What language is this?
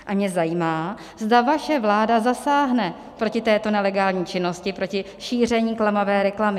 Czech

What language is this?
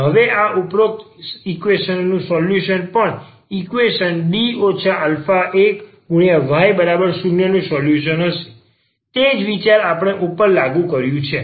Gujarati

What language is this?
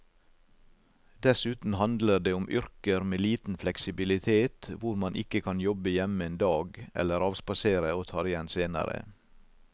Norwegian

